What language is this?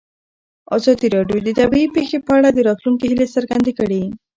Pashto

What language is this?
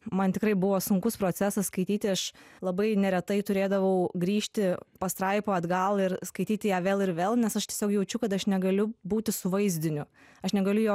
Lithuanian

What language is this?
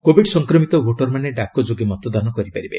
Odia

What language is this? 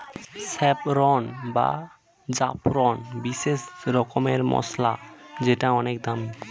Bangla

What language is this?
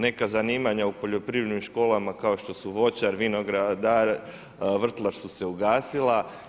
Croatian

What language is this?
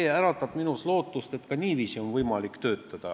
Estonian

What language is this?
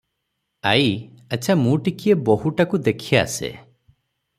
Odia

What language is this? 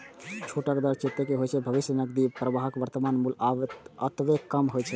Maithili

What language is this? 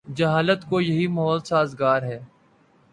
Urdu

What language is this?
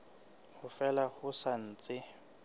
Southern Sotho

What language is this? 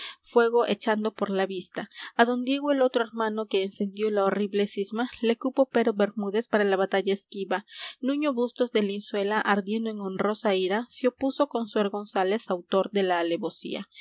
Spanish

